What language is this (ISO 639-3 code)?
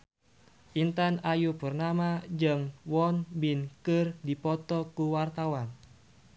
sun